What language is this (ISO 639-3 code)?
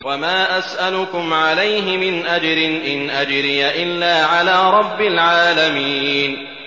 ara